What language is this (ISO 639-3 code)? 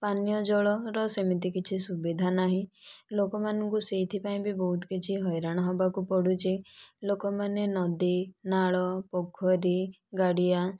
ori